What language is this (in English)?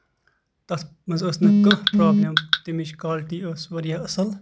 Kashmiri